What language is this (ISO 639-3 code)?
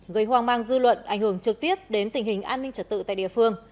vie